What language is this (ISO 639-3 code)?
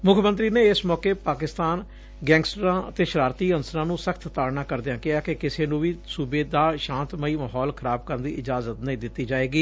pan